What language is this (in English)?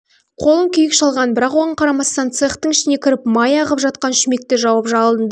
Kazakh